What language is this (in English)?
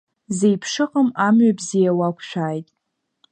Abkhazian